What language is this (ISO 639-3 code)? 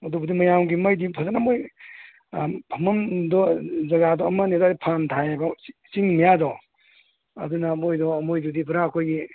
mni